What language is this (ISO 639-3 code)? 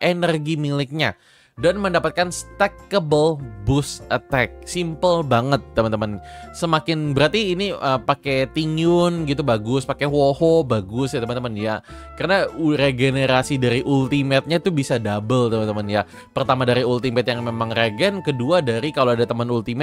ind